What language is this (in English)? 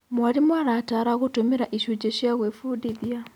Kikuyu